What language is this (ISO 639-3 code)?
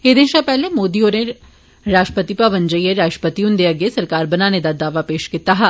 doi